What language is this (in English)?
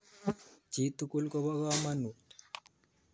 Kalenjin